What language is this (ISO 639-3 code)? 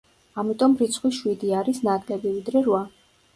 kat